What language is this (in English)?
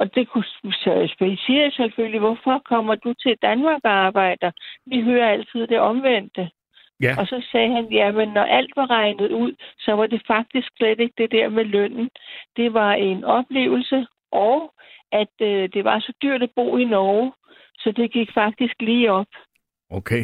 Danish